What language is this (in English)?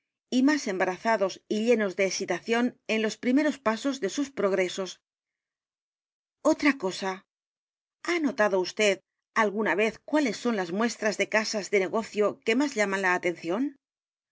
Spanish